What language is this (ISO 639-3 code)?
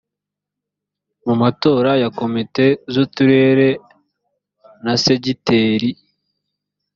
kin